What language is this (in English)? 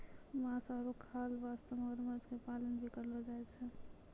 Maithili